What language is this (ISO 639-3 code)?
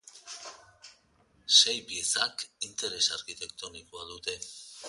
eus